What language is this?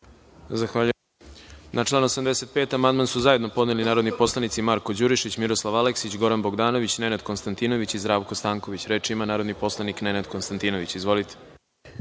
Serbian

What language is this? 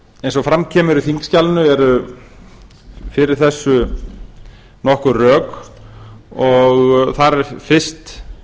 Icelandic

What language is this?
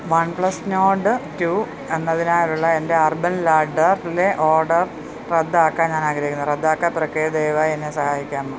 Malayalam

